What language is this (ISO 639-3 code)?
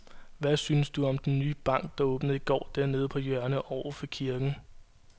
dan